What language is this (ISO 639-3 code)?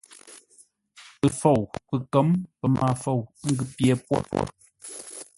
nla